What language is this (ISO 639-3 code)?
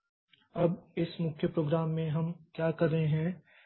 hin